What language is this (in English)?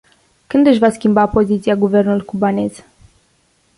Romanian